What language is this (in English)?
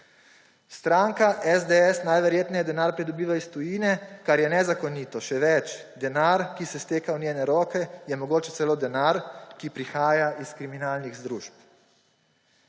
Slovenian